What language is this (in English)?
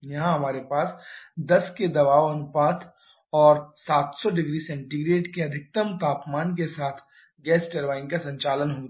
Hindi